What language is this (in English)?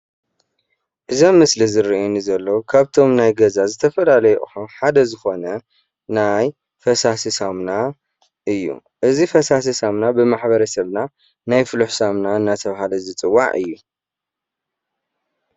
Tigrinya